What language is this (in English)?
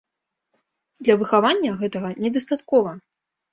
Belarusian